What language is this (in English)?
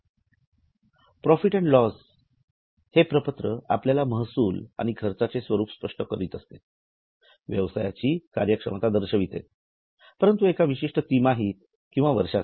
Marathi